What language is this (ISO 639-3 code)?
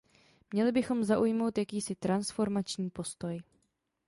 ces